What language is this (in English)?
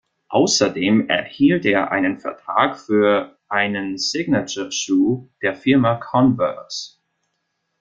German